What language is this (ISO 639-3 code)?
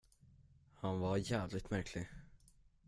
swe